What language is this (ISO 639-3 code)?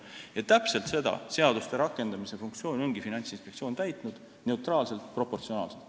est